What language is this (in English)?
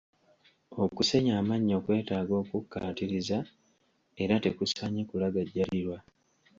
Ganda